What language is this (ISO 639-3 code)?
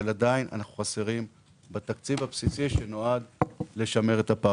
heb